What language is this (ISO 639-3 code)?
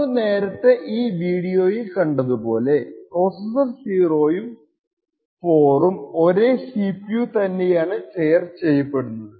mal